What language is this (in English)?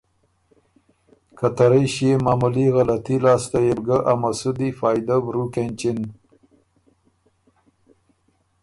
Ormuri